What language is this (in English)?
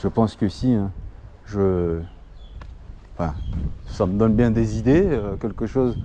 French